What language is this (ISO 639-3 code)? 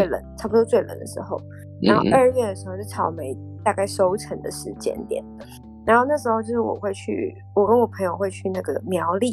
zho